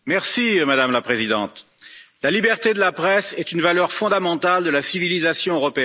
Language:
French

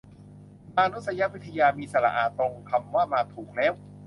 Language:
Thai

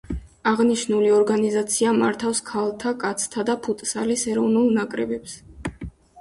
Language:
Georgian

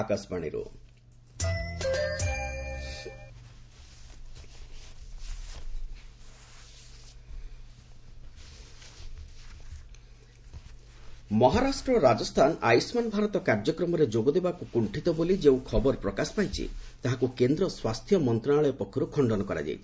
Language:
Odia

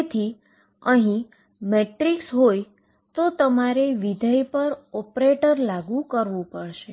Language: Gujarati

